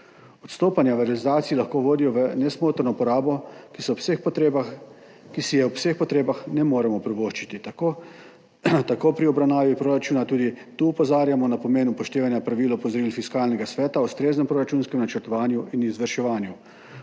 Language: Slovenian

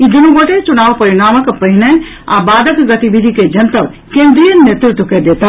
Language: Maithili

